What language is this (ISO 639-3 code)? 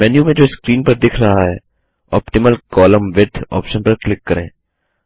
hin